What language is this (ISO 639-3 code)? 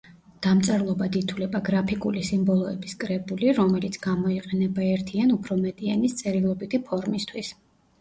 kat